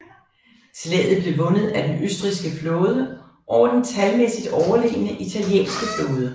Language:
Danish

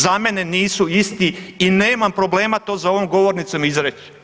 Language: Croatian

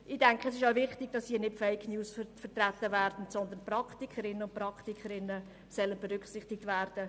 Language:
Swiss German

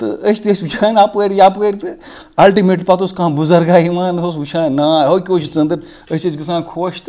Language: Kashmiri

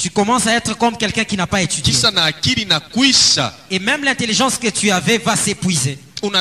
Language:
French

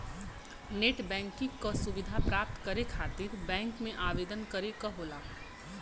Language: Bhojpuri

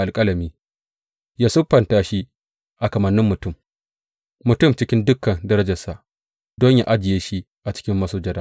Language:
Hausa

